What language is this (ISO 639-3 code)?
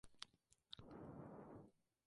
spa